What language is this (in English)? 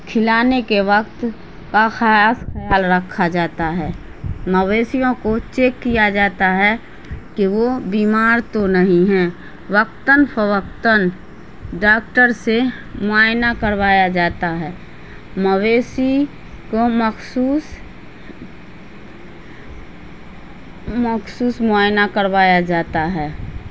Urdu